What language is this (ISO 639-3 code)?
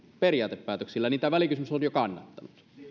fin